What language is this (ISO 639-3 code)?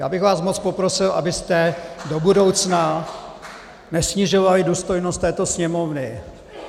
ces